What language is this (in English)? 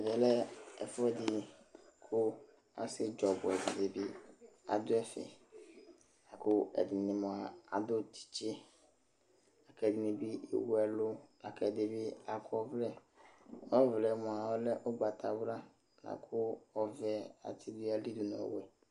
Ikposo